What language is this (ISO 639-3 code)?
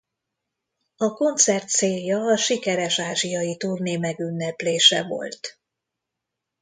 hun